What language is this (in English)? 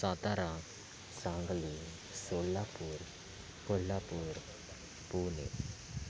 Marathi